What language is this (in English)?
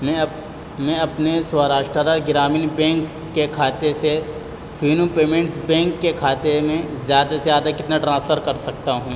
Urdu